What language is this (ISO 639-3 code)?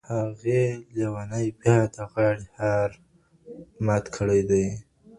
pus